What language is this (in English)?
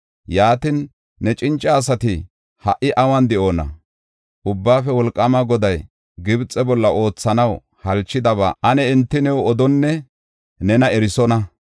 Gofa